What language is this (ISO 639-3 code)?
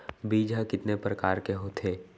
hne